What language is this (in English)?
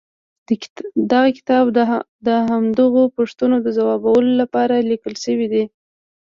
Pashto